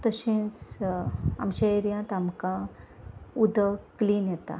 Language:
Konkani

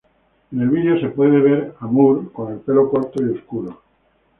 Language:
Spanish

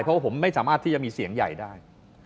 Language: Thai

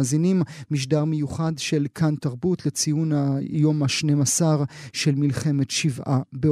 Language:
Hebrew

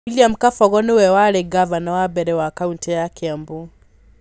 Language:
Kikuyu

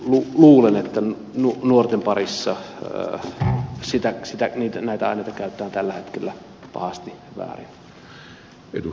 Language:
Finnish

